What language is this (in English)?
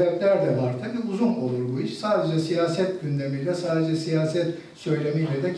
Turkish